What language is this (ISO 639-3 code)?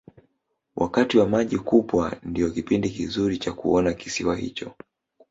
swa